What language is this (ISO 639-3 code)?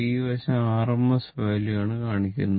mal